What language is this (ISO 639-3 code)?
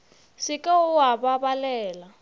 nso